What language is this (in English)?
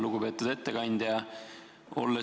Estonian